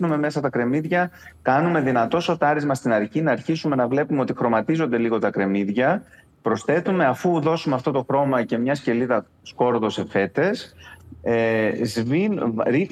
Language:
Greek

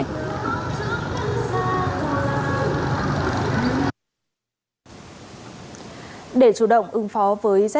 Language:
Vietnamese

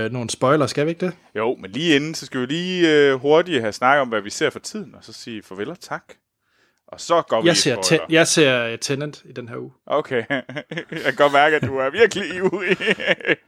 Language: Danish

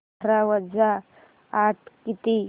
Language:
Marathi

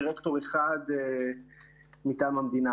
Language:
Hebrew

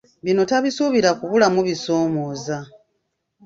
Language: Ganda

